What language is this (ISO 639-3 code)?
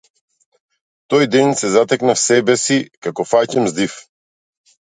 mkd